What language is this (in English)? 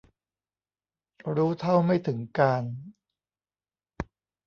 Thai